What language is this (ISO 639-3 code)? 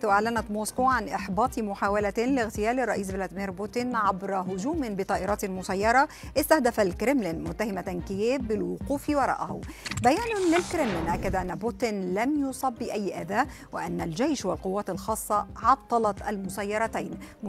ara